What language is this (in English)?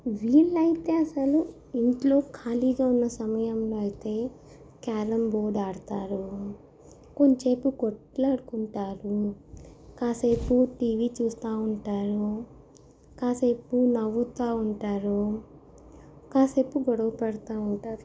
Telugu